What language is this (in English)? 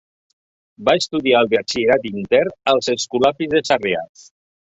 Catalan